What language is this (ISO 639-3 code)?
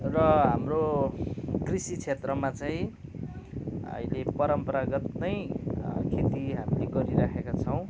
nep